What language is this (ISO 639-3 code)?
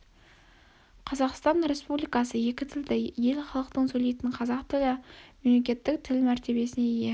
kaz